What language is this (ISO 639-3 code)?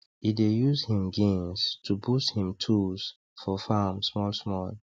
pcm